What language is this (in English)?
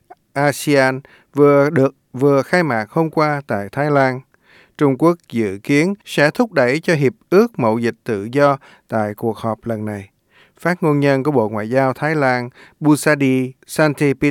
Vietnamese